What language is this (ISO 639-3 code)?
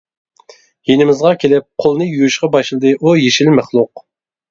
uig